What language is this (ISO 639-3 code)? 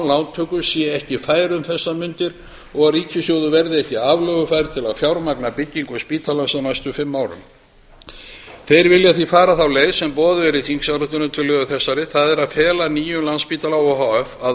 isl